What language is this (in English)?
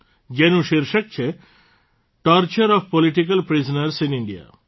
Gujarati